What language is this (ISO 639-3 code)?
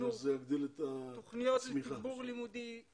heb